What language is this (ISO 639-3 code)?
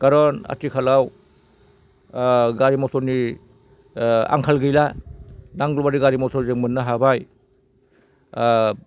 brx